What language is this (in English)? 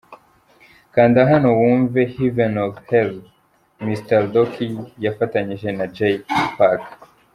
Kinyarwanda